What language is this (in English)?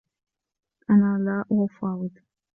Arabic